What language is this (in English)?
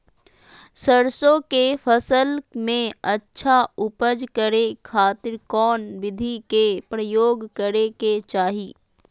Magahi